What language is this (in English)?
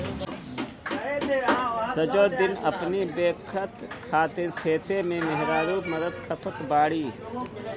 Bhojpuri